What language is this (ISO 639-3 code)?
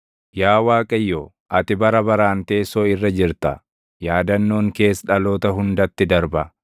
orm